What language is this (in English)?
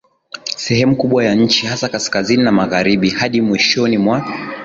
Swahili